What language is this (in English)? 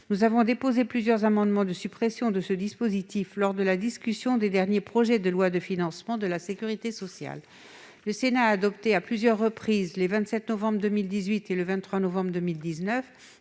French